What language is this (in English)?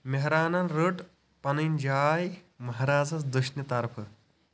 Kashmiri